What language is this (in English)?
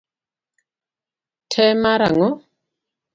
Luo (Kenya and Tanzania)